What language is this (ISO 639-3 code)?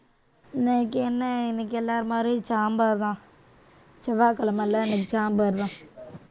tam